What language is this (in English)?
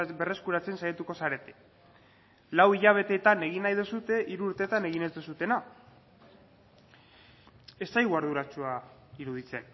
Basque